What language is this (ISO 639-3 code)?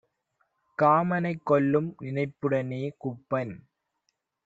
tam